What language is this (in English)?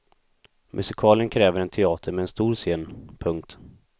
Swedish